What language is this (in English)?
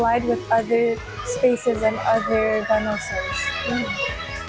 Indonesian